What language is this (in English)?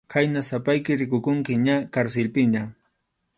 Arequipa-La Unión Quechua